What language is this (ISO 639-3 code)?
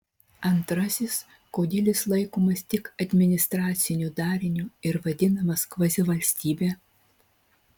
lit